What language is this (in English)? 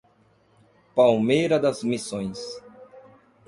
Portuguese